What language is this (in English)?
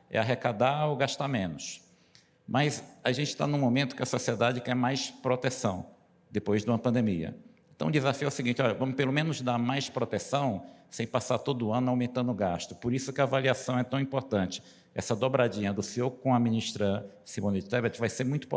Portuguese